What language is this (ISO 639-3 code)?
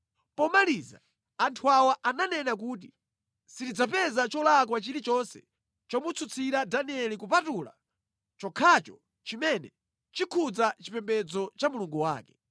nya